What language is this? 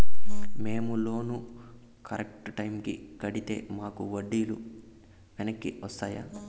Telugu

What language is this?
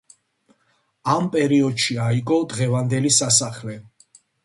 Georgian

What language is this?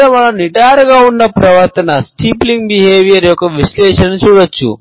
Telugu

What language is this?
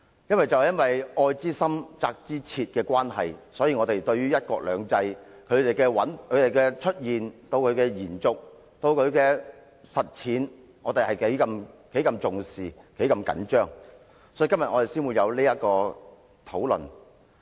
Cantonese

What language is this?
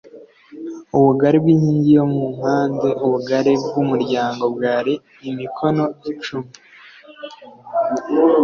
Kinyarwanda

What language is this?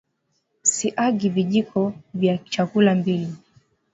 Swahili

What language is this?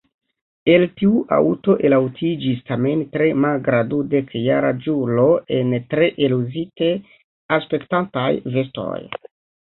Esperanto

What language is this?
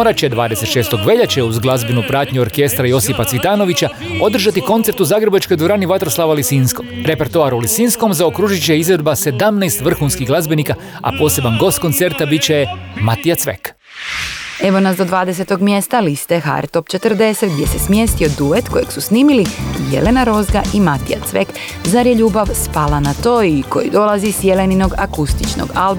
Croatian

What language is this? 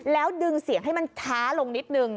Thai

